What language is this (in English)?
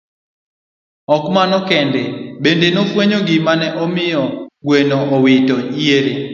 Luo (Kenya and Tanzania)